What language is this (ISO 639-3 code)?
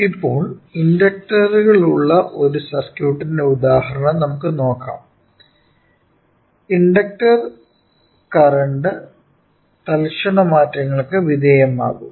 mal